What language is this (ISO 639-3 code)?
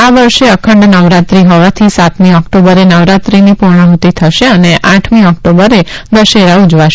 guj